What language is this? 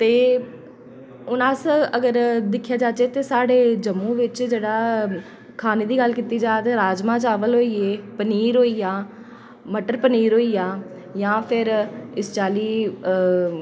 Dogri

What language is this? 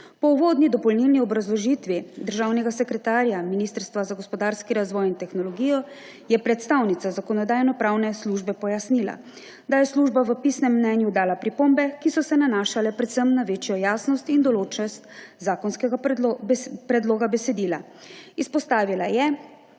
Slovenian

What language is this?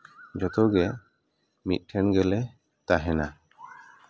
Santali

